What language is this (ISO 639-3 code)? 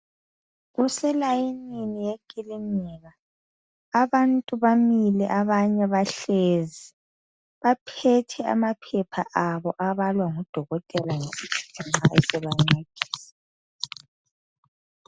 nde